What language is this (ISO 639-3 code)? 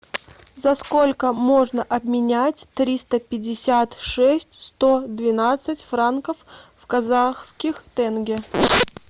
rus